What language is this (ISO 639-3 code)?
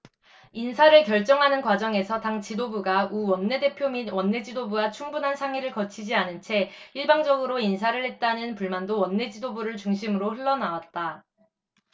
kor